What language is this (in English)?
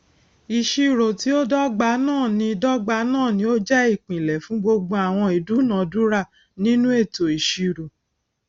Yoruba